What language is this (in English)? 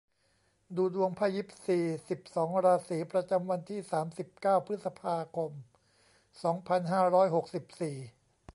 Thai